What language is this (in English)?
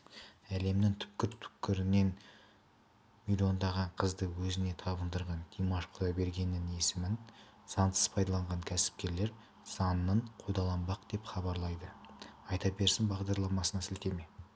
Kazakh